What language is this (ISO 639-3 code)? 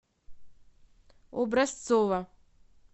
rus